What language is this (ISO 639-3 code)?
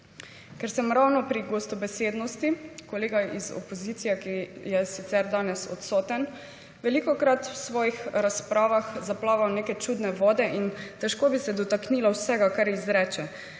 slv